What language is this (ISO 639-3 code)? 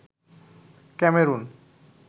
ben